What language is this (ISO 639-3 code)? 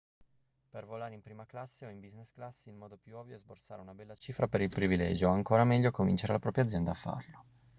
ita